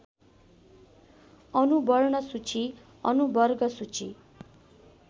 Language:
Nepali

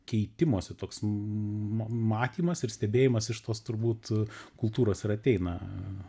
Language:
Lithuanian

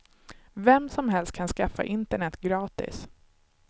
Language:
Swedish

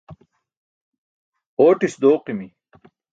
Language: Burushaski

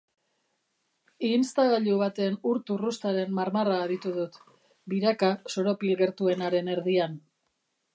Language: Basque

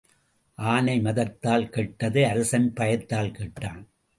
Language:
Tamil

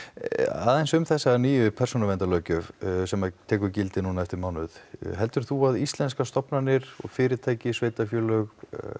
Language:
Icelandic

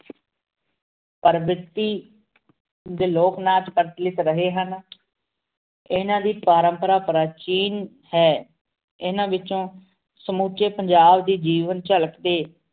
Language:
Punjabi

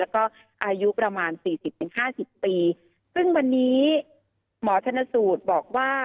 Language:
Thai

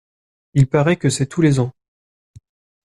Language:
French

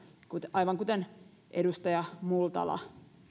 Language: Finnish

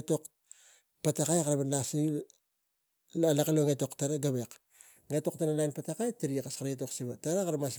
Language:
Tigak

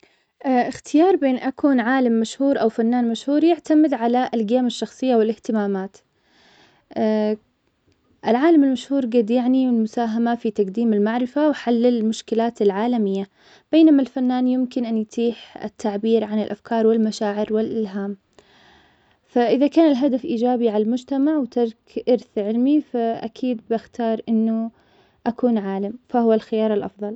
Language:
Omani Arabic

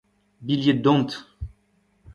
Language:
Breton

